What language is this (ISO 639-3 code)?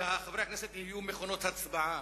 heb